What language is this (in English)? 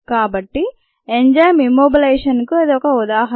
Telugu